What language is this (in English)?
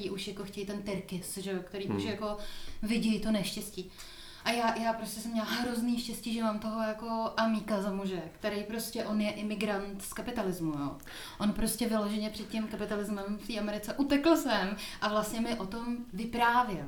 Czech